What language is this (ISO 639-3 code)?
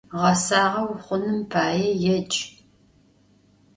ady